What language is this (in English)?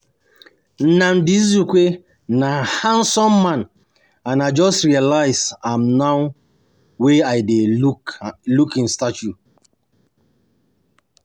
Nigerian Pidgin